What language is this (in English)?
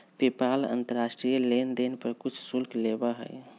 Magahi